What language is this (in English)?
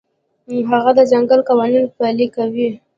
Pashto